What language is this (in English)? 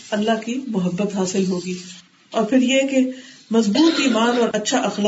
Urdu